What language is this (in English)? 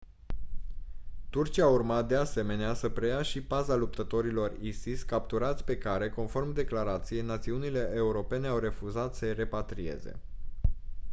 Romanian